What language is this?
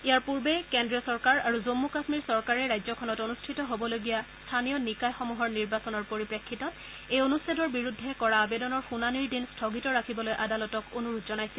Assamese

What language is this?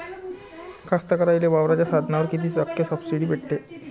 Marathi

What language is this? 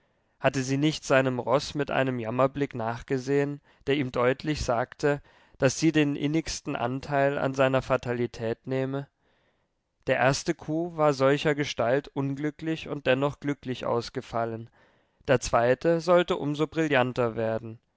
German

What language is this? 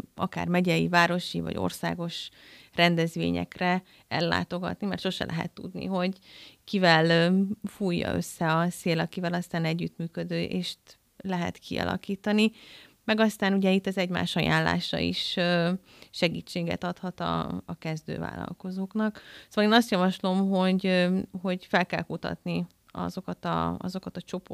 Hungarian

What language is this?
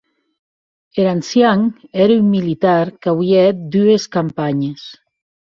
Occitan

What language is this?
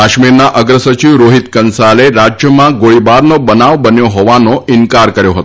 Gujarati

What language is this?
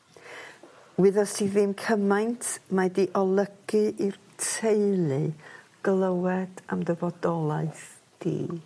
Welsh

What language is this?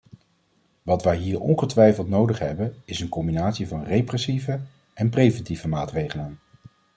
Dutch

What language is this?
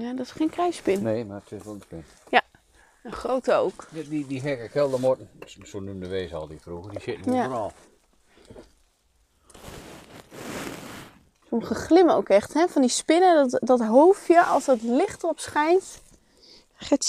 Dutch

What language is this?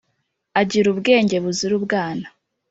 Kinyarwanda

